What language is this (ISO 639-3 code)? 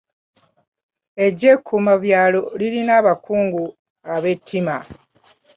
lug